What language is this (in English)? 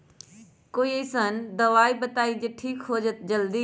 Magahi